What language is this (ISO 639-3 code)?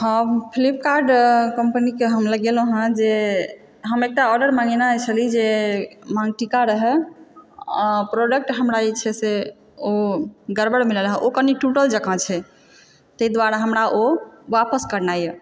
mai